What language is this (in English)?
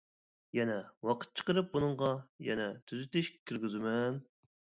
Uyghur